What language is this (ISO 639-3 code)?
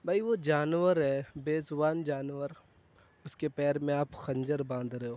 urd